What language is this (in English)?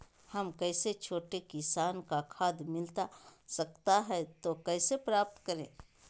Magahi